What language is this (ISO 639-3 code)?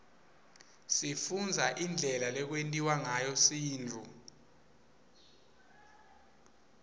ssw